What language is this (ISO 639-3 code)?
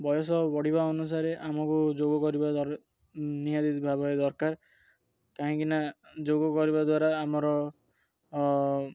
ori